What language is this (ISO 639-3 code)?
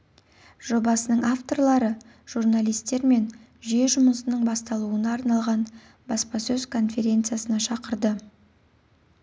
kaz